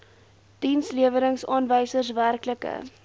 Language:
Afrikaans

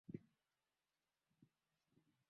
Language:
Swahili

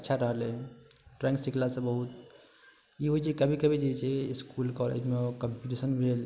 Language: Maithili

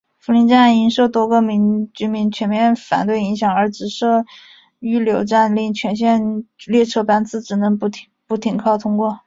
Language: Chinese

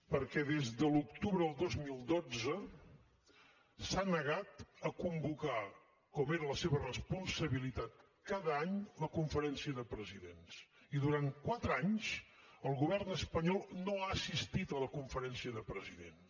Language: Catalan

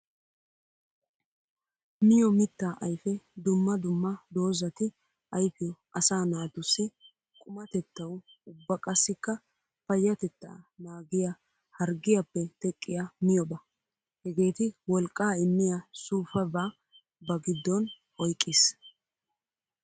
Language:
Wolaytta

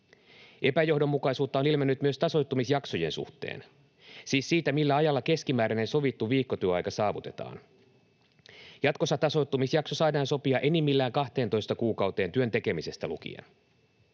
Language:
Finnish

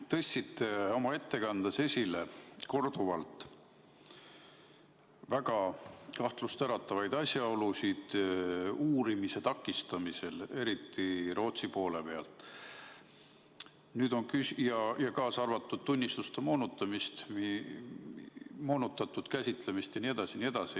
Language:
Estonian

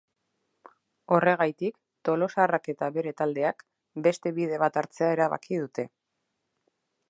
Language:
Basque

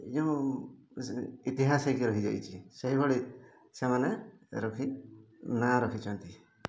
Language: Odia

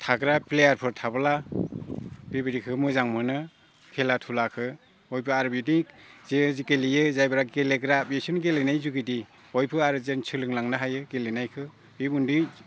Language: Bodo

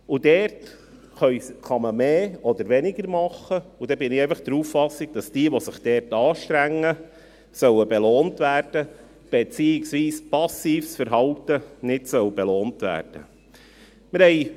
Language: Swiss German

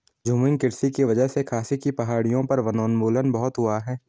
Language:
Hindi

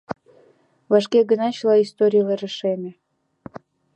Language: Mari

